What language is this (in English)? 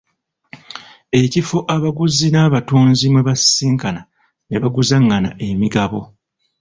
Ganda